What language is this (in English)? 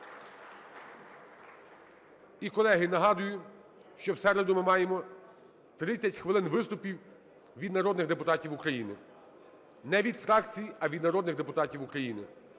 Ukrainian